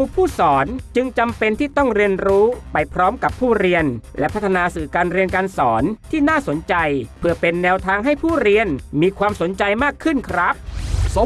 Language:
Thai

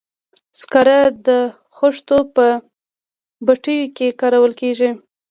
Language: Pashto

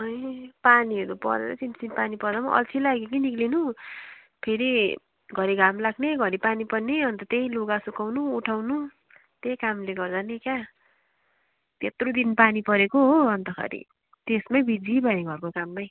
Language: Nepali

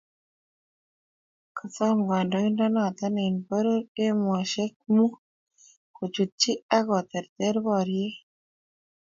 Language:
Kalenjin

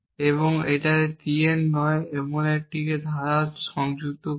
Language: Bangla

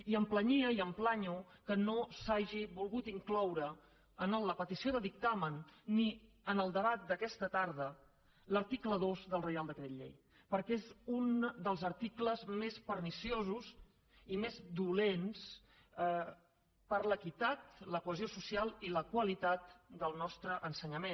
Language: Catalan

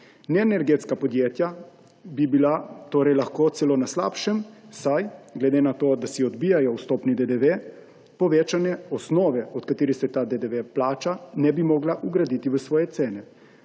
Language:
Slovenian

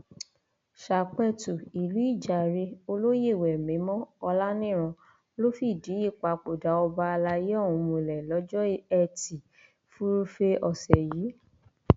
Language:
Yoruba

